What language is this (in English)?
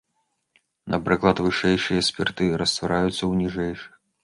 Belarusian